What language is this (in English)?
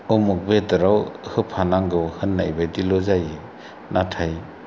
Bodo